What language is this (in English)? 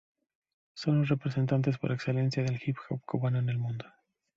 Spanish